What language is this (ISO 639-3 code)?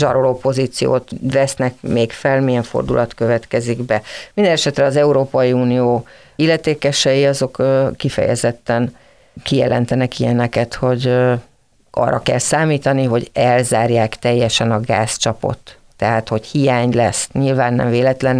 hun